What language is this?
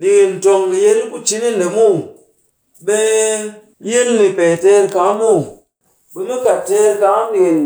Cakfem-Mushere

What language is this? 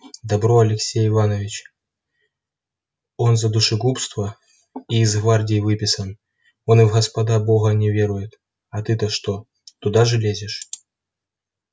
Russian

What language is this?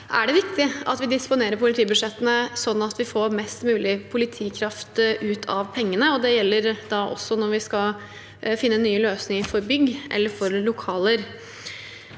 Norwegian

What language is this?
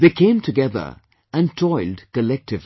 English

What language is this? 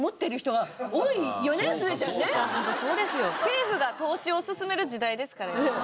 Japanese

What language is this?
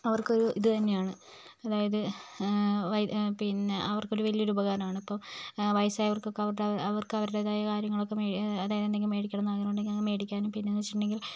Malayalam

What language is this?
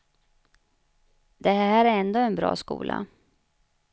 Swedish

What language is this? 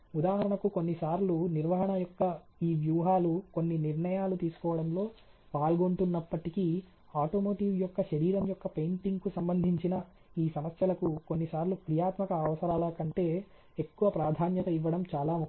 Telugu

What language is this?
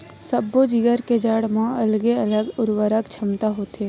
Chhattisgarhi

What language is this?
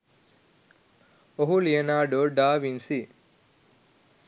Sinhala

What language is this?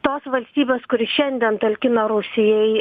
Lithuanian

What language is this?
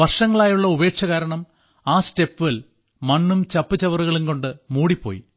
Malayalam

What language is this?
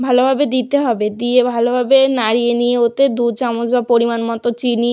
Bangla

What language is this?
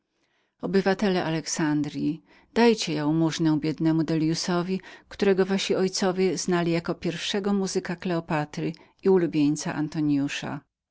Polish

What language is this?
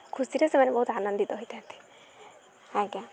Odia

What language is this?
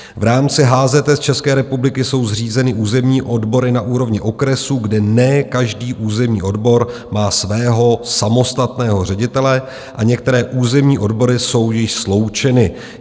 Czech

